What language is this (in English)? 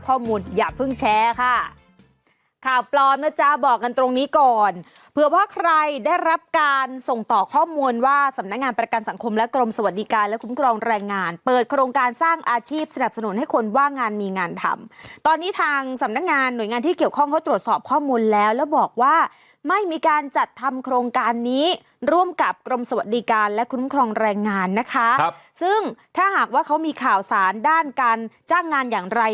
Thai